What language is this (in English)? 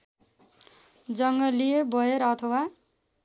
Nepali